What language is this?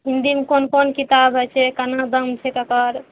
Maithili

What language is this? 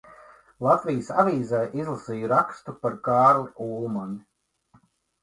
Latvian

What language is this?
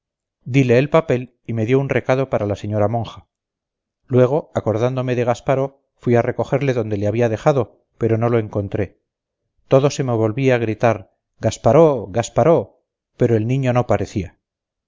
Spanish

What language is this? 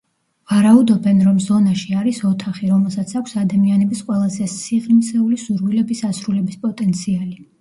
Georgian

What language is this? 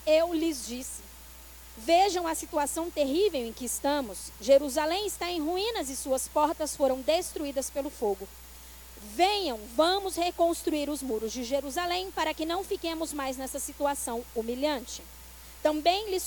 Portuguese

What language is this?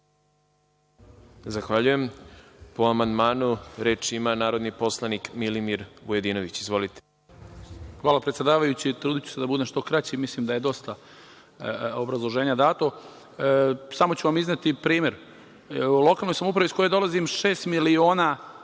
Serbian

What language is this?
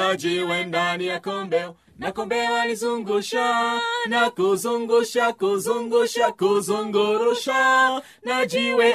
Swahili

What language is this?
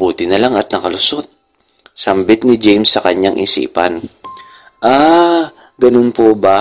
Filipino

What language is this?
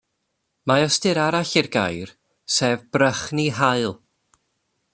Welsh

